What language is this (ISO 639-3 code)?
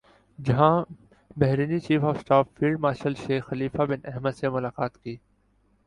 urd